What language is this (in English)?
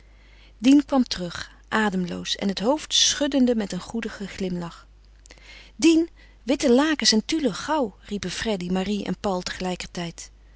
Dutch